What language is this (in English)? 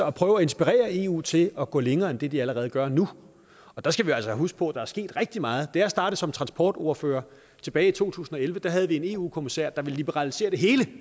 Danish